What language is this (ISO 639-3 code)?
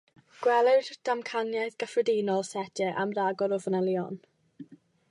cym